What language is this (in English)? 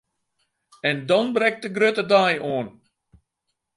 Western Frisian